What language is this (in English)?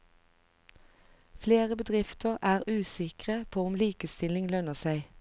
Norwegian